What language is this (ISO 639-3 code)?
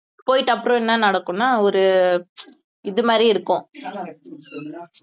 tam